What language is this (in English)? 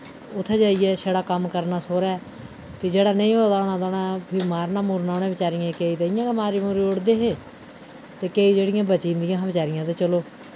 Dogri